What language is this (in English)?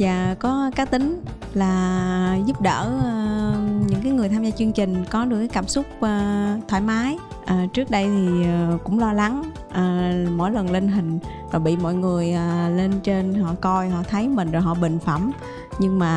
Vietnamese